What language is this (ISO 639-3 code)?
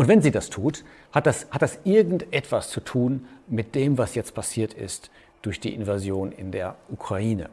deu